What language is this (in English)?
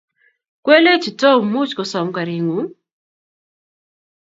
Kalenjin